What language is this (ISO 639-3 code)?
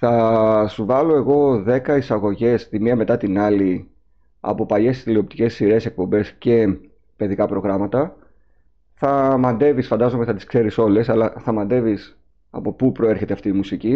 ell